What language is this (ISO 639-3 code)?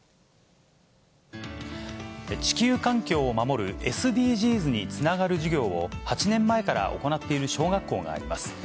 jpn